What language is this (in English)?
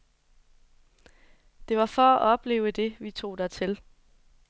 Danish